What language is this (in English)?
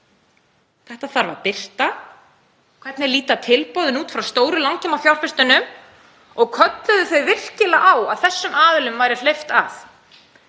Icelandic